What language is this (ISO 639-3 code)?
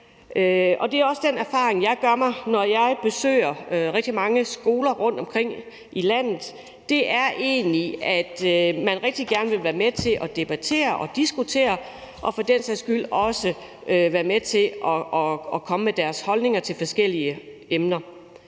dan